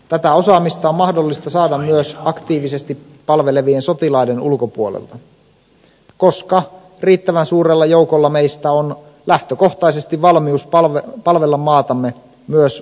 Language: Finnish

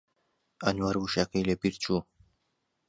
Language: Central Kurdish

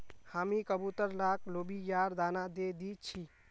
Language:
Magahi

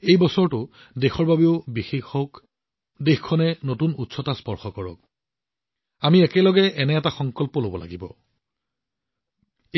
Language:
Assamese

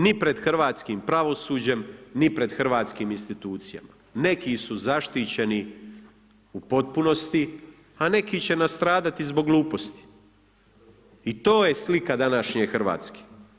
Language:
Croatian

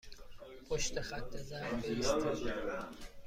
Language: Persian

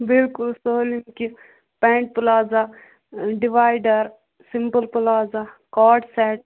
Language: Kashmiri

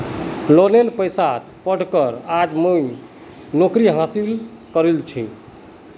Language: Magahi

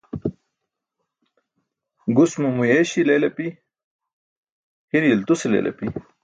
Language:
Burushaski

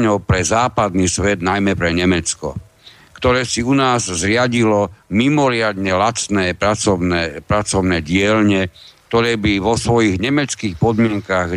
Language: Slovak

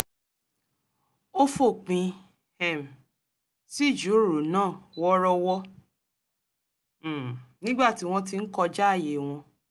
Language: Yoruba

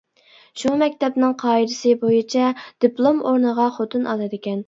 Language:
Uyghur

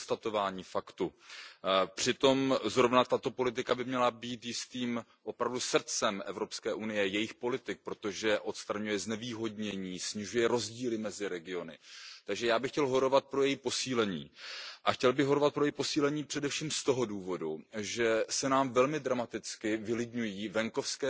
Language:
Czech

